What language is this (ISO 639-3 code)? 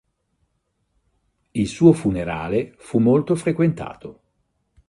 ita